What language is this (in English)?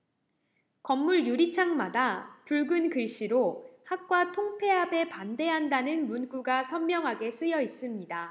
Korean